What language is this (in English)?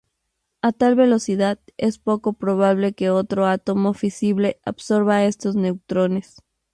Spanish